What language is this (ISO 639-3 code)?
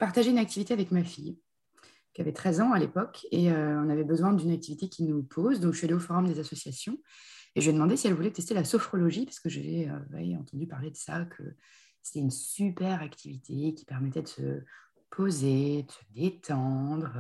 fra